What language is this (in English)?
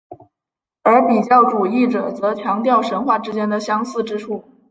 Chinese